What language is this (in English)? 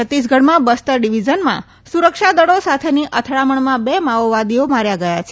Gujarati